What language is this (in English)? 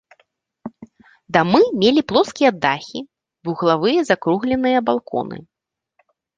Belarusian